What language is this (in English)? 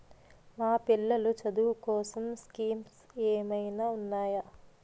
Telugu